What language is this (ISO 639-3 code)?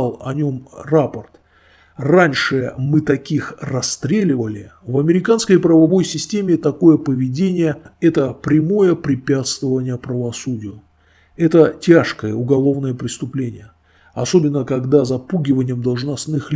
rus